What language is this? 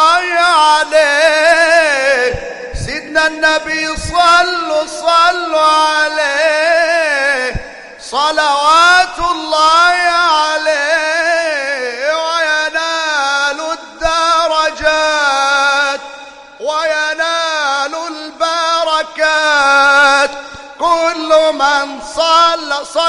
Arabic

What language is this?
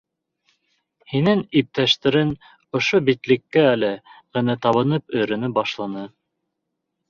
Bashkir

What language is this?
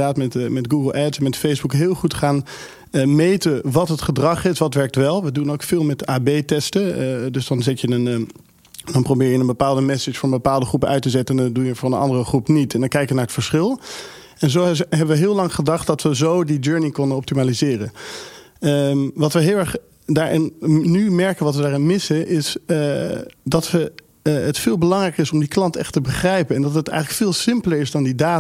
Dutch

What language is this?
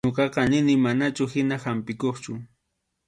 Arequipa-La Unión Quechua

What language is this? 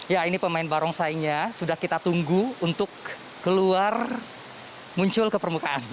Indonesian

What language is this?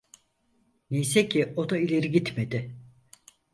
Turkish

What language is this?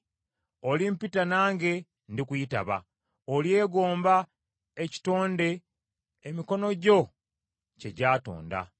Ganda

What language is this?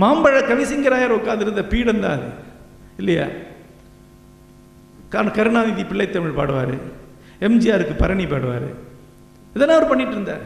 Tamil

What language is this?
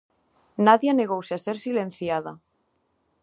Galician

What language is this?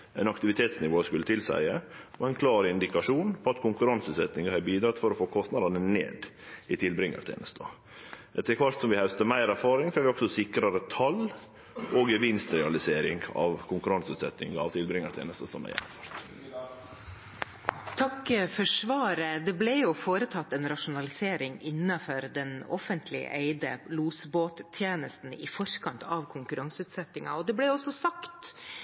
Norwegian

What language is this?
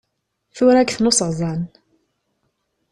Kabyle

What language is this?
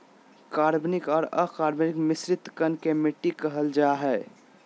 Magahi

